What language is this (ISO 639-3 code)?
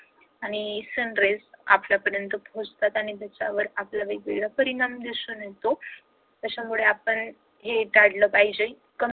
mar